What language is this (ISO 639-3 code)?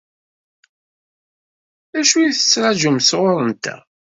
kab